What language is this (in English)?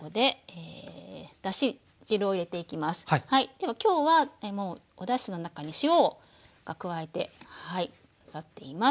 Japanese